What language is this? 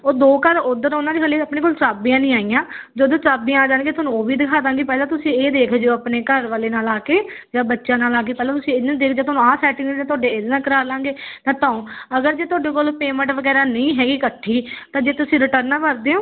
Punjabi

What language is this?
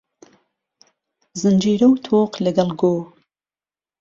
Central Kurdish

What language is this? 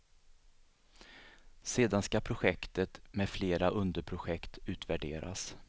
Swedish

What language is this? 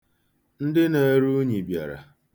Igbo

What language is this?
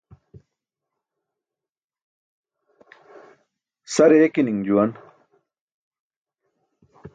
Burushaski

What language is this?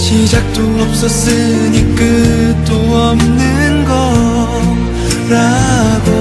Korean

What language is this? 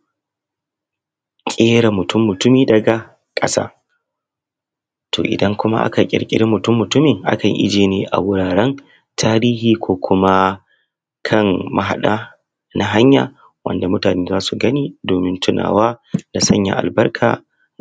Hausa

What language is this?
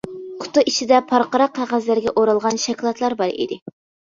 Uyghur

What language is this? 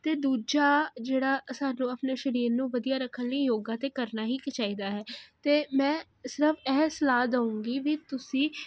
Punjabi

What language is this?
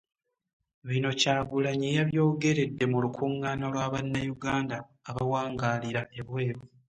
Ganda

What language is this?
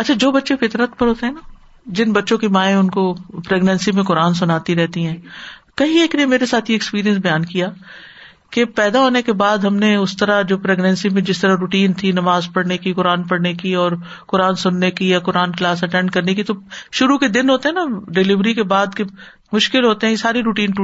Urdu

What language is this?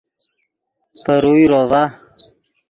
Yidgha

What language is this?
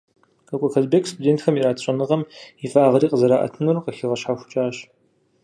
Kabardian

